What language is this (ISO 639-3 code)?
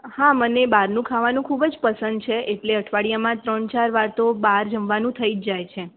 guj